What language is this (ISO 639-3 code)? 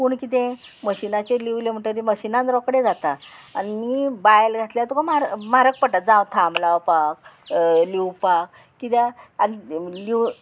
kok